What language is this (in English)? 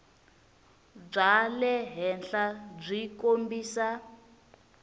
Tsonga